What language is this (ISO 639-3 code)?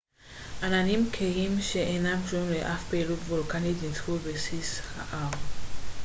heb